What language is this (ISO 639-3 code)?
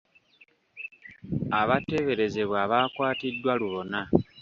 lug